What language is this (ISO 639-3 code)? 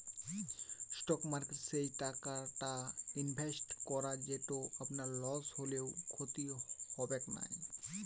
ben